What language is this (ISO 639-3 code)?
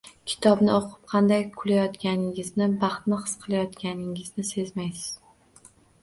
uzb